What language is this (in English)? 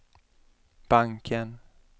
Swedish